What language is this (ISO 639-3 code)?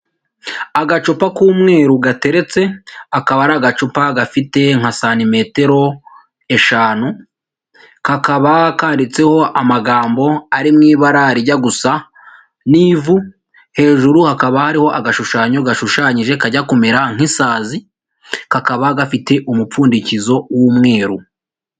kin